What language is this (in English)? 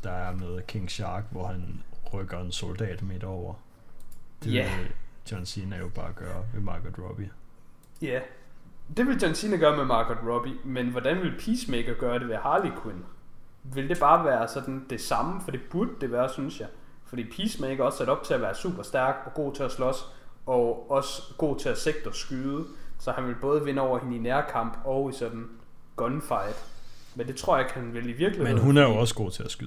Danish